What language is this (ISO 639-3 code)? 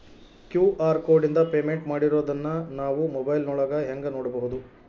kan